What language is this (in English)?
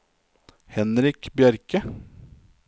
Norwegian